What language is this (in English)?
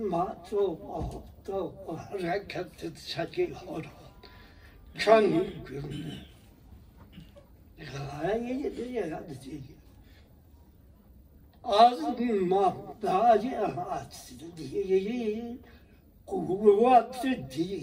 Persian